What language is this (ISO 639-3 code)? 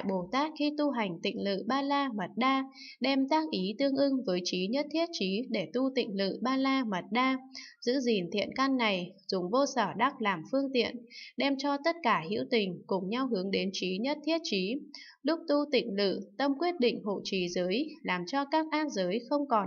vie